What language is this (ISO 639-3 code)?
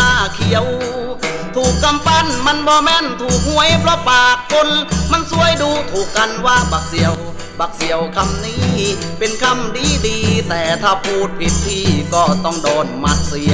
tha